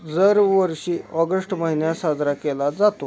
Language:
Marathi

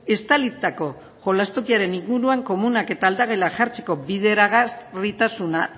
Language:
Basque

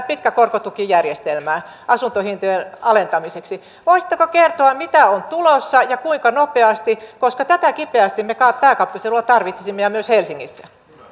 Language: Finnish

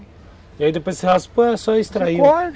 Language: Portuguese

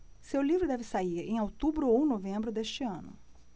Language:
Portuguese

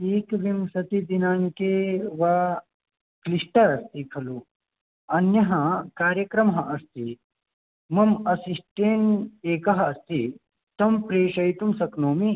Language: Sanskrit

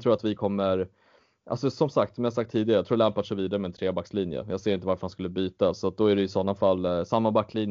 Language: Swedish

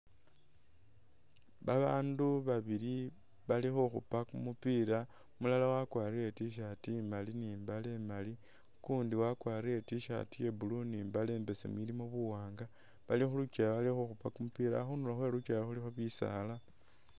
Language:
Masaaba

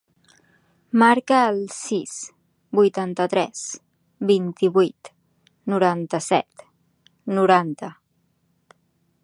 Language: Catalan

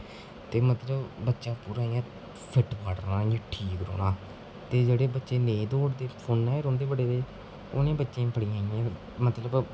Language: Dogri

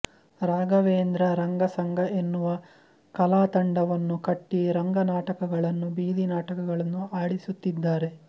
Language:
Kannada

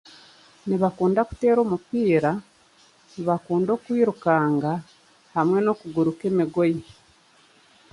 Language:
Chiga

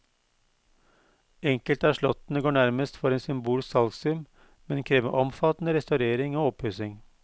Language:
Norwegian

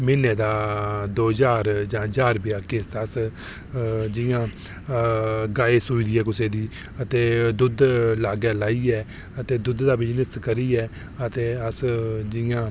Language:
Dogri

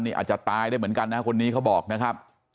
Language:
Thai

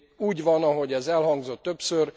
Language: Hungarian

